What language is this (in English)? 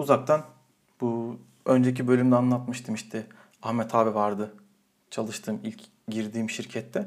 Turkish